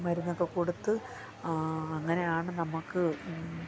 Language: Malayalam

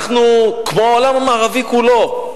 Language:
Hebrew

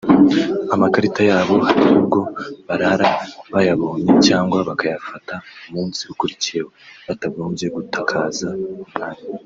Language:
Kinyarwanda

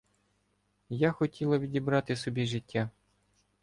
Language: Ukrainian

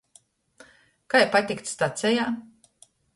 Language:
Latgalian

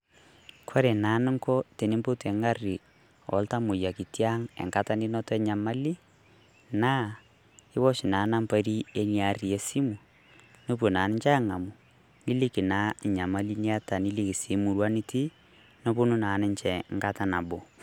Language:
Masai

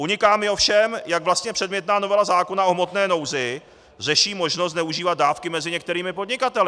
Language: Czech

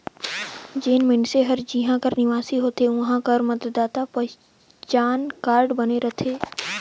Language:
Chhattisgarhi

